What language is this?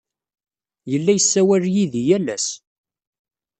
Kabyle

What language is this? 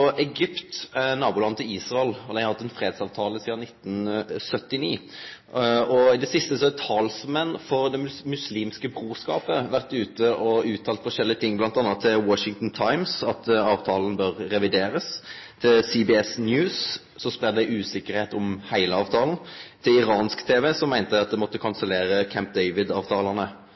Norwegian Nynorsk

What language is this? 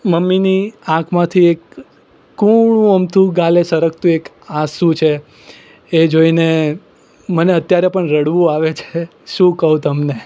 Gujarati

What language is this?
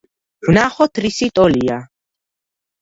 Georgian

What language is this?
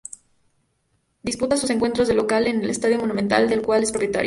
Spanish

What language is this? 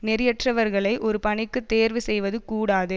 Tamil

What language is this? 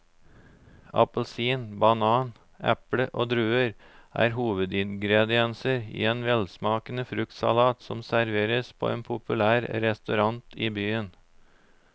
Norwegian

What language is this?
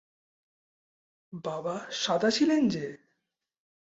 Bangla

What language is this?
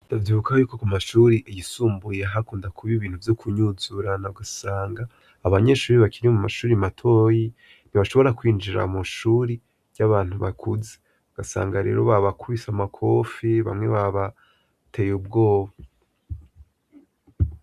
Rundi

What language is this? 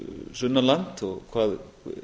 Icelandic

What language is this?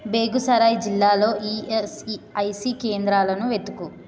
Telugu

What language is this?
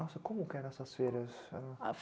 Portuguese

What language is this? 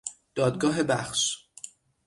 Persian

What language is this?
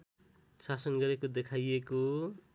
Nepali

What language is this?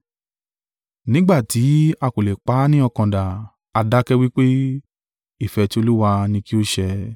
Yoruba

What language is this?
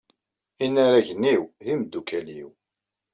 Kabyle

